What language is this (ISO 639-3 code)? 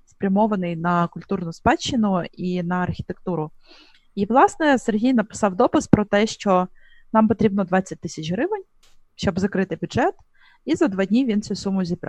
ukr